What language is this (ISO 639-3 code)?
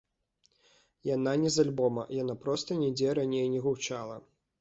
bel